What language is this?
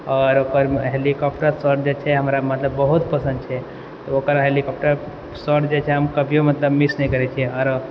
Maithili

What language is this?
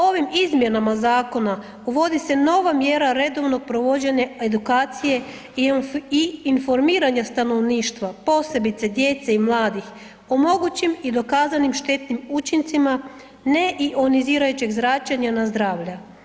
Croatian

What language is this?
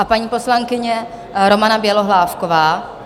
Czech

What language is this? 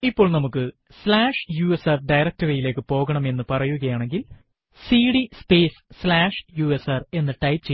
Malayalam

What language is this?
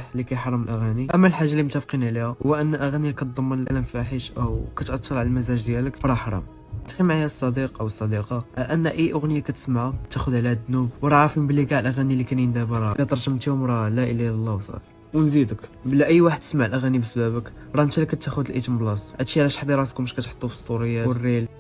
Arabic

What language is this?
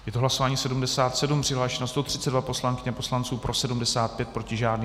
Czech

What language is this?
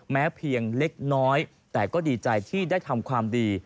Thai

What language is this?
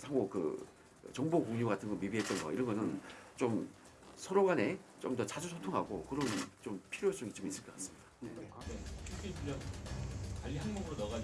Korean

